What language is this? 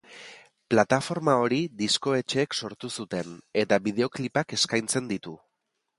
Basque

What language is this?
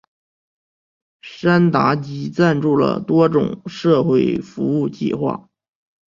Chinese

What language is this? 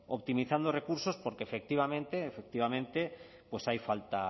Spanish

